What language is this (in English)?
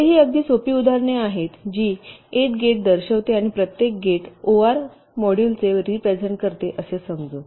Marathi